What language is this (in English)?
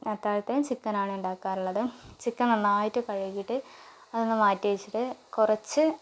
Malayalam